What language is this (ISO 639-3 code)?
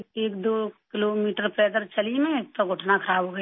urd